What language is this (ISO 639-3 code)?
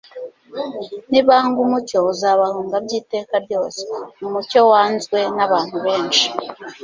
kin